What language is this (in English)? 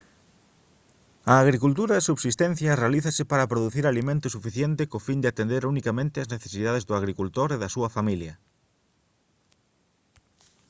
Galician